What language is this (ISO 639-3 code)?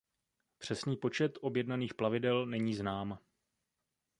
ces